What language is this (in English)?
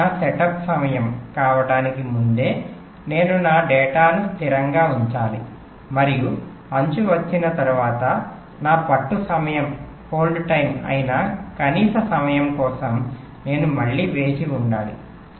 Telugu